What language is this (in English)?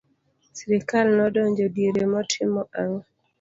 Luo (Kenya and Tanzania)